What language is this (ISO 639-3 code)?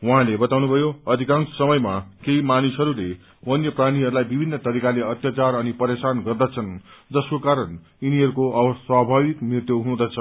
nep